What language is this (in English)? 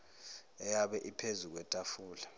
Zulu